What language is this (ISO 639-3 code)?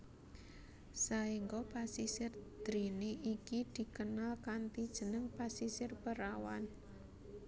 jav